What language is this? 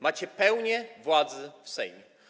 Polish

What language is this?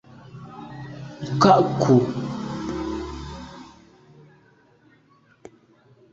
Medumba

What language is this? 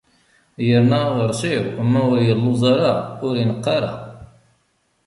Kabyle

